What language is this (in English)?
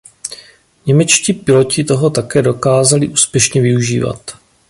Czech